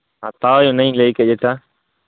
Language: Santali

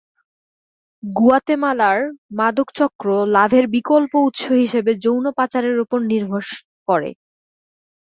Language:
Bangla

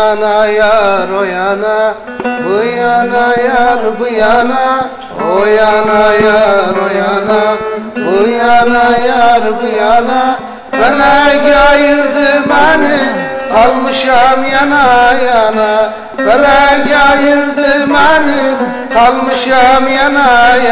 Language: Arabic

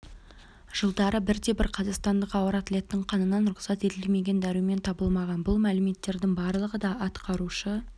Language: Kazakh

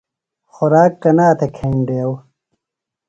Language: Phalura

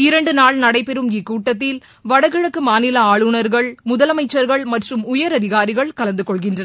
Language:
Tamil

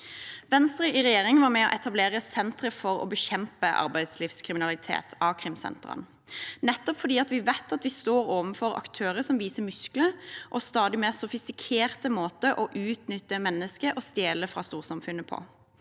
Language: Norwegian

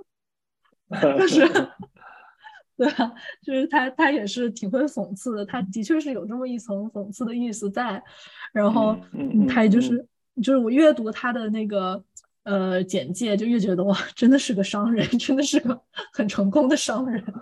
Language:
Chinese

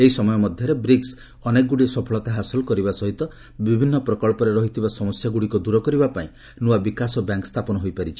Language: Odia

